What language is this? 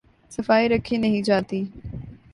Urdu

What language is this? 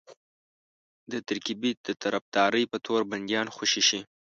Pashto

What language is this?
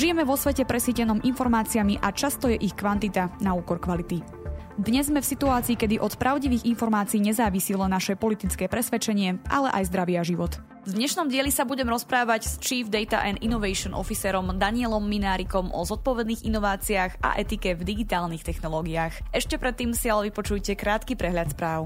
Slovak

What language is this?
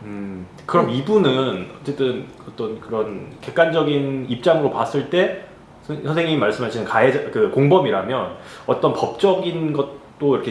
Korean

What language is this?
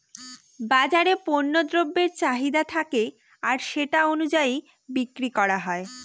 Bangla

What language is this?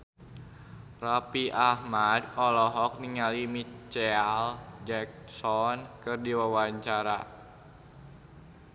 Sundanese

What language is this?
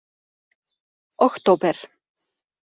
Icelandic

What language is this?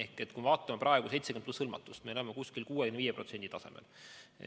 Estonian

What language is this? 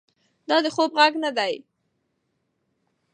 Pashto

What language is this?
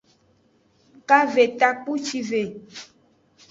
Aja (Benin)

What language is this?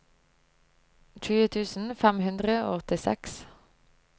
Norwegian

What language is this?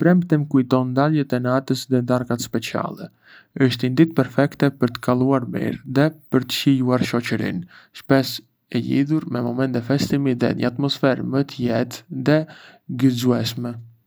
Arbëreshë Albanian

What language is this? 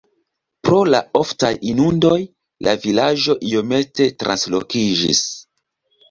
Esperanto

